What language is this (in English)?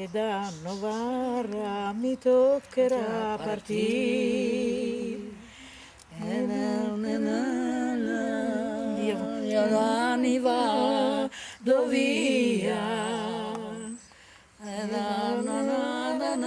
Italian